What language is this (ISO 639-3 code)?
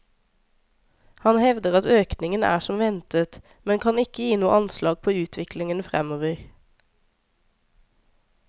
nor